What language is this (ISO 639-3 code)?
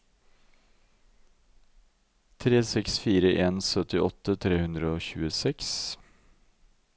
nor